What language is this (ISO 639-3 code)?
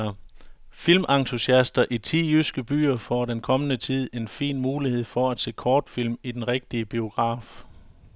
dan